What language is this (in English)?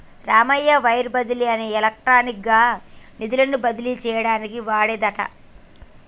Telugu